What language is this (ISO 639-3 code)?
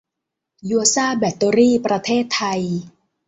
tha